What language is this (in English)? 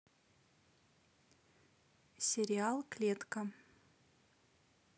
Russian